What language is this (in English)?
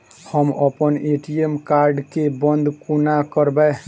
Maithili